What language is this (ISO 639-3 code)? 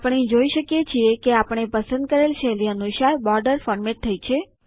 guj